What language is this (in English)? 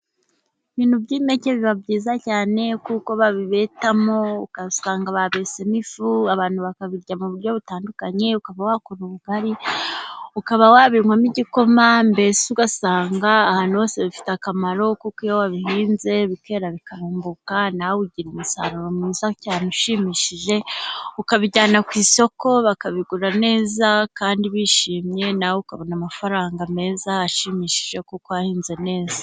Kinyarwanda